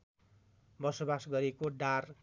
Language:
Nepali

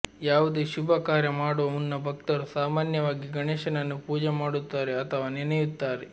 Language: Kannada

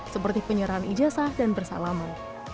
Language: Indonesian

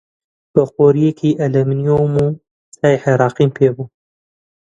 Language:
Central Kurdish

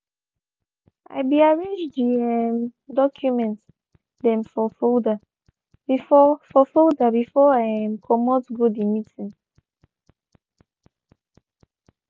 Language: Nigerian Pidgin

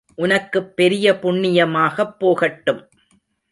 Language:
Tamil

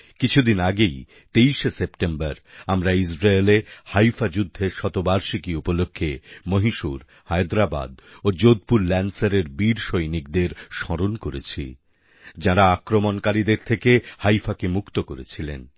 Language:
Bangla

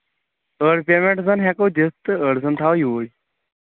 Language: Kashmiri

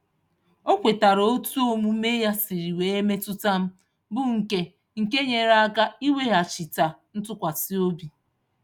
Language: Igbo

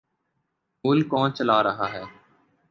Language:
Urdu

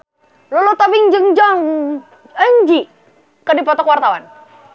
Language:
Sundanese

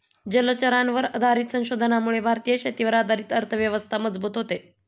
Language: Marathi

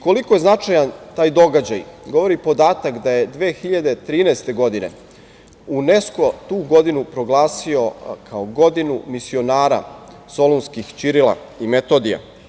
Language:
Serbian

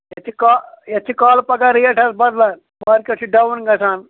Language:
Kashmiri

